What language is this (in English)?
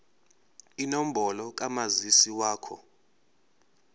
Zulu